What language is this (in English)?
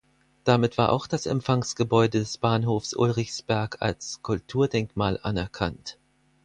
German